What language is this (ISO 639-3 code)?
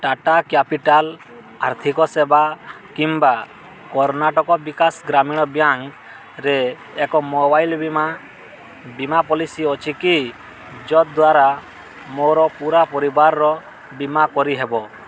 ori